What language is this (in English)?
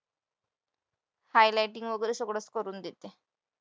Marathi